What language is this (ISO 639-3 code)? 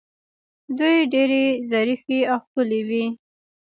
pus